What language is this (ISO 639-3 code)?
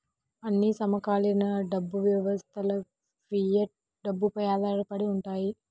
tel